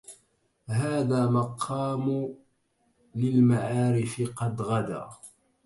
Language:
Arabic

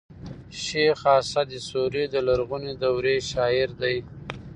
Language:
Pashto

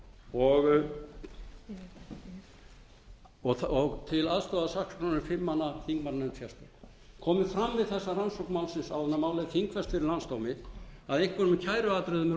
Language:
Icelandic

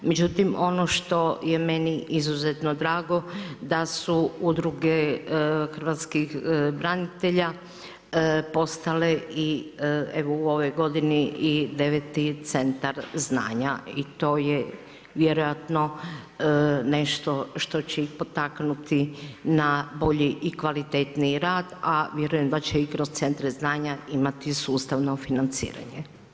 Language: Croatian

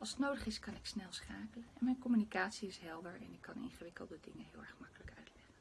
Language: Dutch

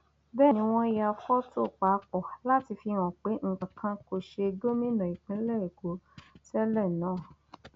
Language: Yoruba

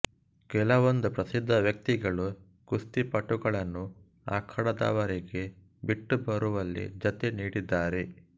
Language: Kannada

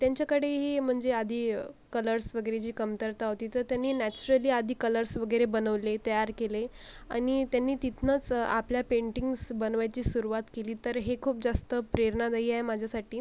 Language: Marathi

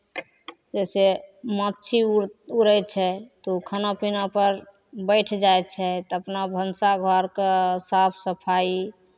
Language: Maithili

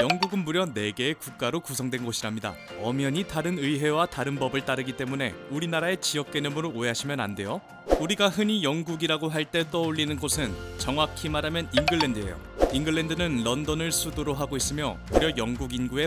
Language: Korean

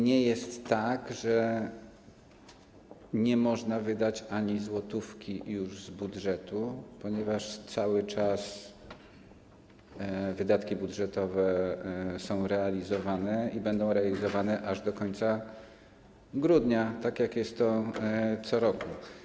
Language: Polish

